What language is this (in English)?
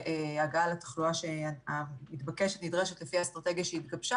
Hebrew